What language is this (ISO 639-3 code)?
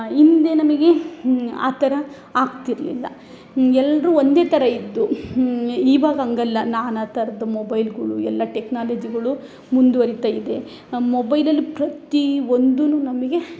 kan